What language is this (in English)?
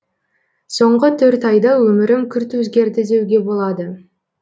Kazakh